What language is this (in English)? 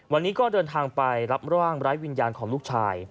Thai